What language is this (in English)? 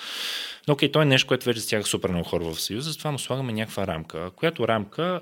Bulgarian